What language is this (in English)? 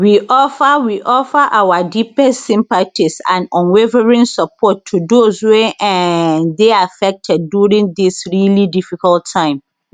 Nigerian Pidgin